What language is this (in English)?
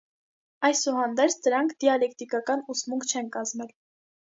Armenian